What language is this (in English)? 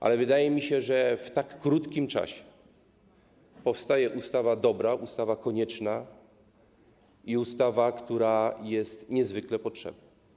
Polish